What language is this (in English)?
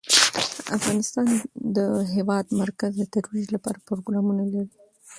Pashto